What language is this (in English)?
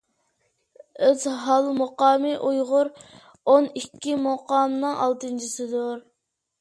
Uyghur